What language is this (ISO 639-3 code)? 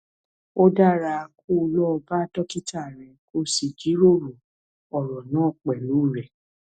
yor